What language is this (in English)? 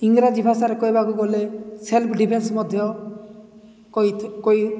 Odia